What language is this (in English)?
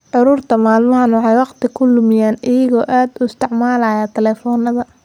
Somali